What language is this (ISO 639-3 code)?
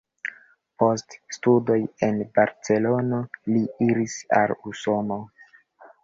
epo